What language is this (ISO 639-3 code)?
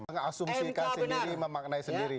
ind